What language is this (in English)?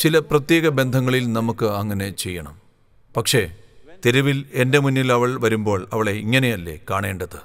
Malayalam